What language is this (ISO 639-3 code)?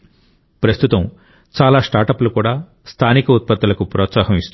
tel